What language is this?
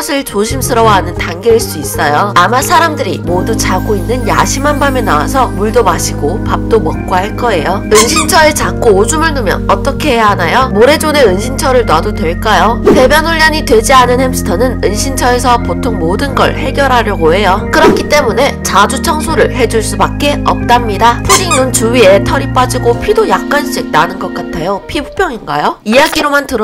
Korean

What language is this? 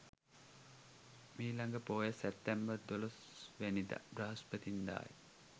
Sinhala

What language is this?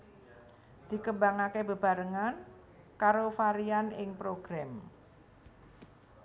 Javanese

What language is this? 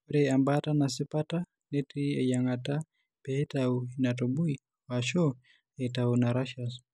Masai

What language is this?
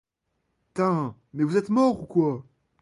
French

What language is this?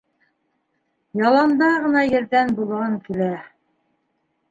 Bashkir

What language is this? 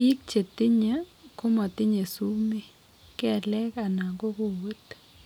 Kalenjin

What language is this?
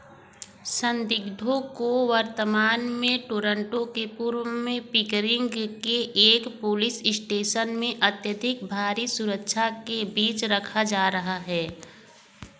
Hindi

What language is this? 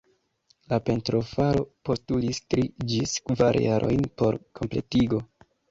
Esperanto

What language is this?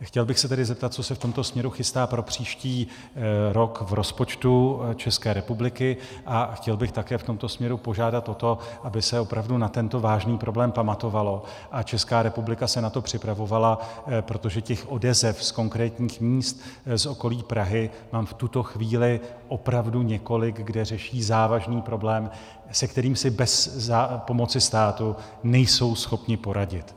Czech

